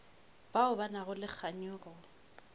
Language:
Northern Sotho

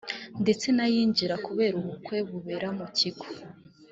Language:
Kinyarwanda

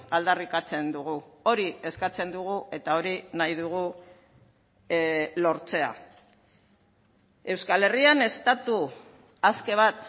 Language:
Basque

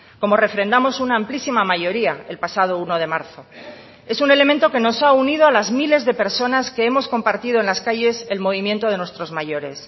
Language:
Spanish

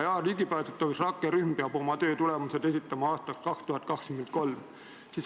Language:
Estonian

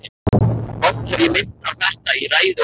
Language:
Icelandic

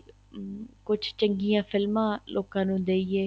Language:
Punjabi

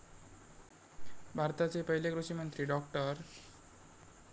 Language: Marathi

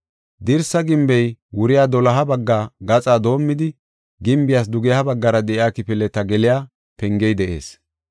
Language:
Gofa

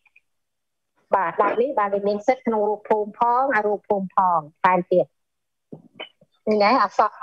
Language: Vietnamese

